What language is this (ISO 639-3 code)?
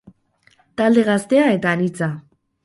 eus